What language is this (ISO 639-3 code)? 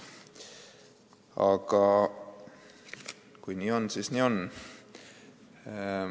est